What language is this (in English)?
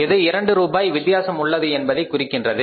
Tamil